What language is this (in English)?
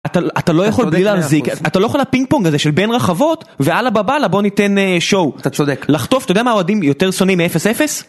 Hebrew